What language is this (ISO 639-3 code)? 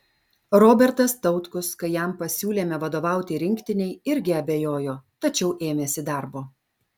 lit